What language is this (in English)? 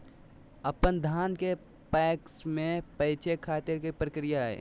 Magahi